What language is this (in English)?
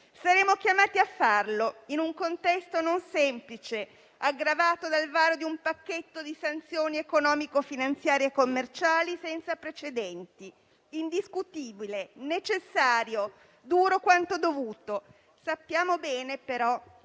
Italian